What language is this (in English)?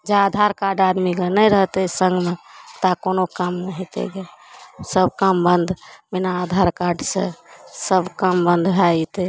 Maithili